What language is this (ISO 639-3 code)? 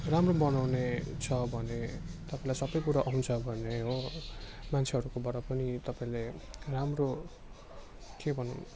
nep